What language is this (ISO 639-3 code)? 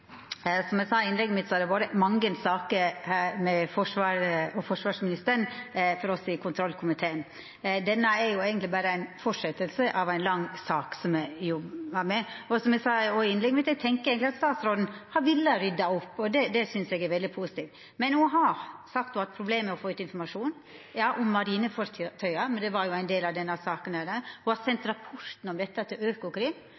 nor